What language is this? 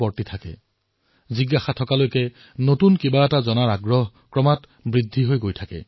Assamese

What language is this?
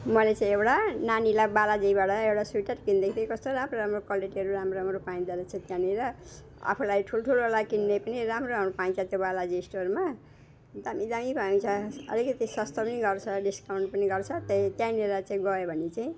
Nepali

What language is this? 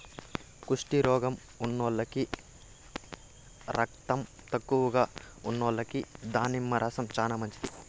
Telugu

